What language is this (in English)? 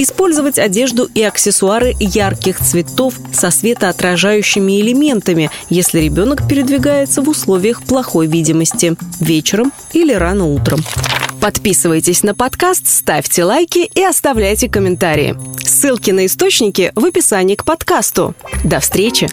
Russian